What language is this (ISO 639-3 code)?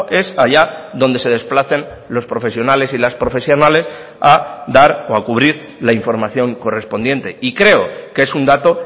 spa